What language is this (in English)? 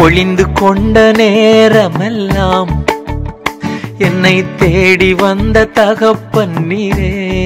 Tamil